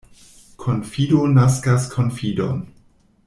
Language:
Esperanto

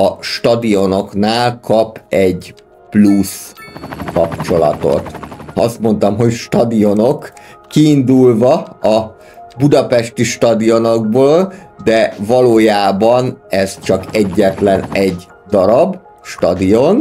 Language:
Hungarian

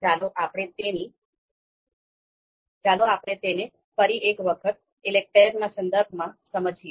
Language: Gujarati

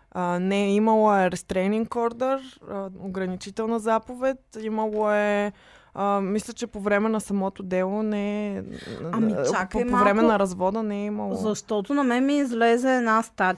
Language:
Bulgarian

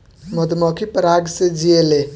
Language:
Bhojpuri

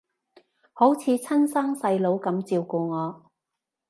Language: Cantonese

